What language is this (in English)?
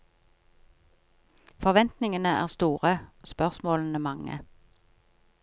Norwegian